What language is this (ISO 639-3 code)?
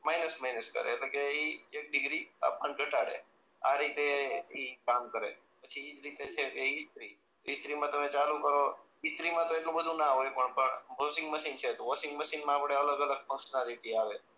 guj